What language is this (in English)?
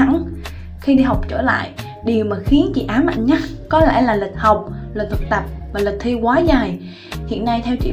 Vietnamese